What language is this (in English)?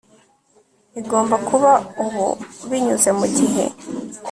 Kinyarwanda